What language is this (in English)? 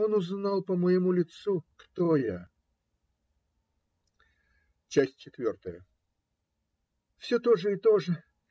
Russian